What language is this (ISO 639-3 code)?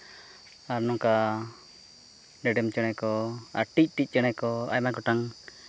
sat